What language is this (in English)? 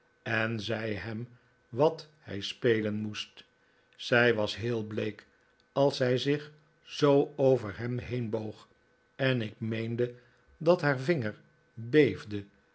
Dutch